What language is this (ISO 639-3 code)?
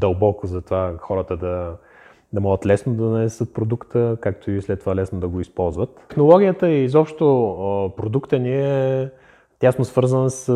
bul